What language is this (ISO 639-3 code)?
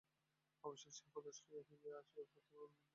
ben